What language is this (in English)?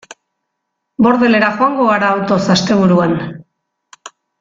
Basque